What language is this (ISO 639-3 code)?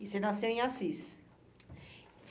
por